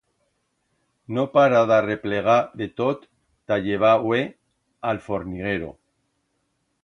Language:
Aragonese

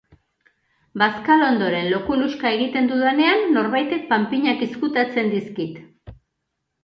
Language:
Basque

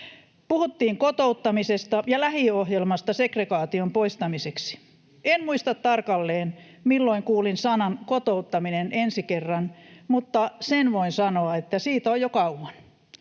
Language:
Finnish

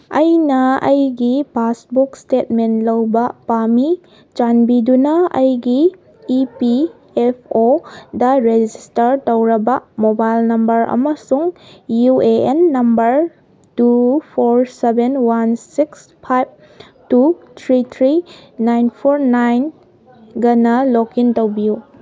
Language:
Manipuri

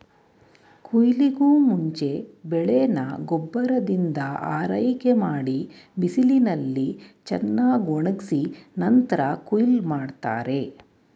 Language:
Kannada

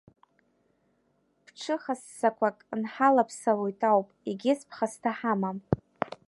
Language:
Abkhazian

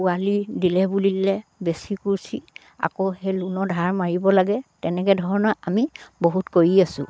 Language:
Assamese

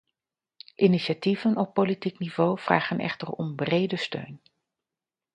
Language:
Dutch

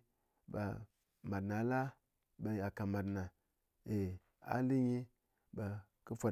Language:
Ngas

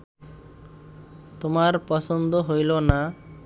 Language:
Bangla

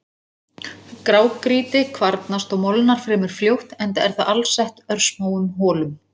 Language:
Icelandic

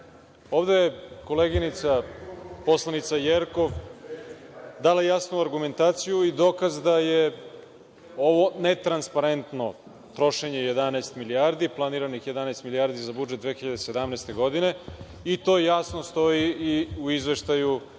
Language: Serbian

